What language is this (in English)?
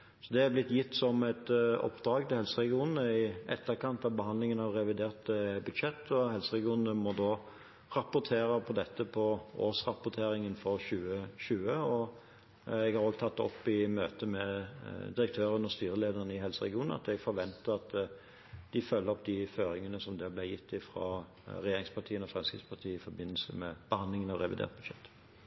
Norwegian Bokmål